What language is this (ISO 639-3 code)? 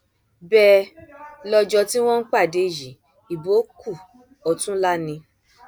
yor